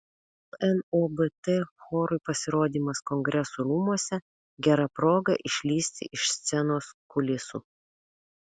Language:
Lithuanian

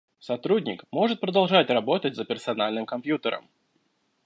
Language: Russian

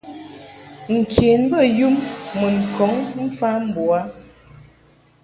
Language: Mungaka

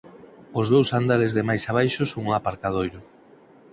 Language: Galician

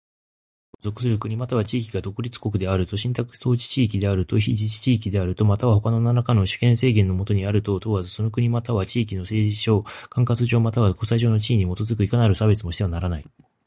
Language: Japanese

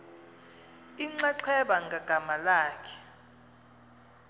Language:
Xhosa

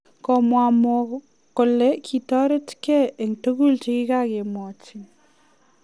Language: Kalenjin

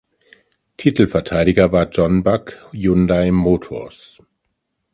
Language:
German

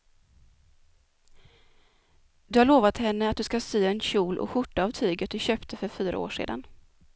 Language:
Swedish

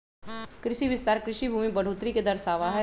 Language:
Magahi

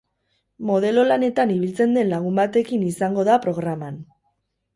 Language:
Basque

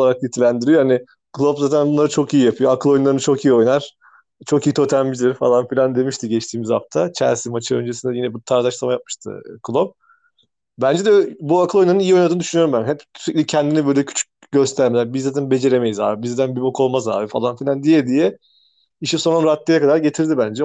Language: Turkish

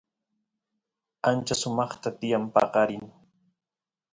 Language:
Santiago del Estero Quichua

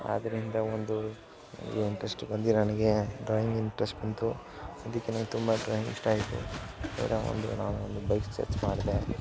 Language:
Kannada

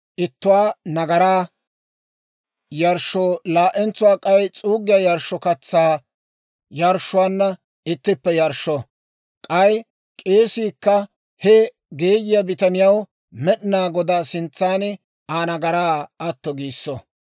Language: Dawro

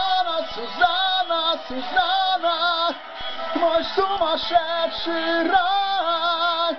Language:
Arabic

